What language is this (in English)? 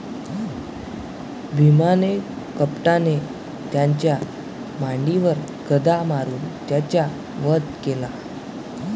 Marathi